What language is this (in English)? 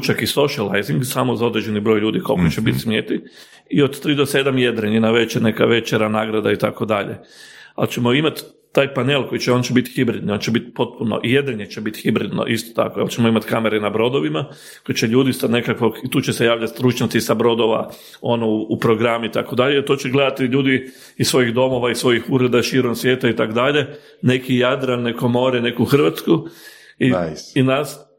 Croatian